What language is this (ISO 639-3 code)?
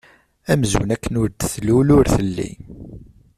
kab